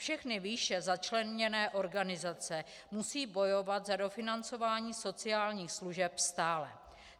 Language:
Czech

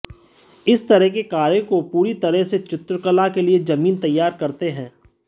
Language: Hindi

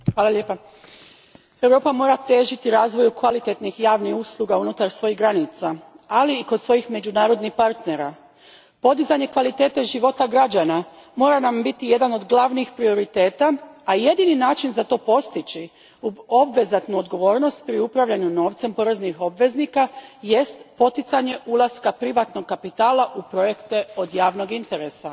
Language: Croatian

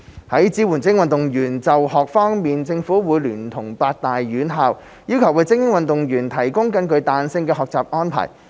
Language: Cantonese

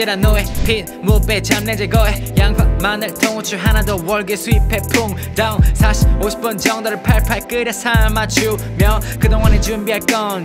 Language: Korean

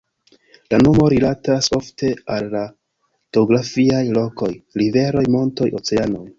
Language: Esperanto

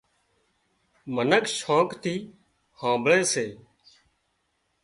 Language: Wadiyara Koli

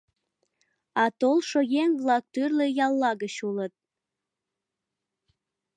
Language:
Mari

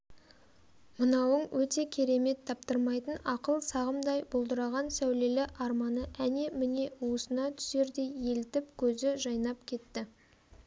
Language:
Kazakh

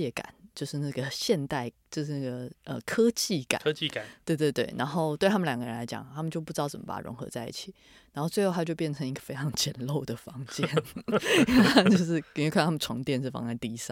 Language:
Chinese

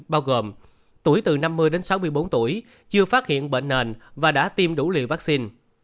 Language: Vietnamese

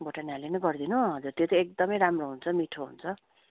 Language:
Nepali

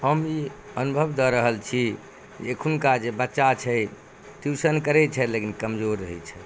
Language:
Maithili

